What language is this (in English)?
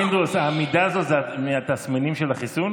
Hebrew